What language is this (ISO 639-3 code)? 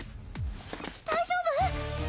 jpn